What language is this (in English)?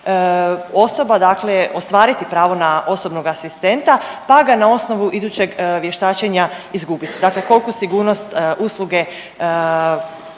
Croatian